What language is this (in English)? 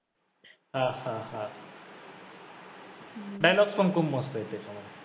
Marathi